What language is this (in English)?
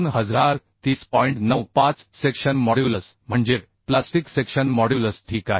Marathi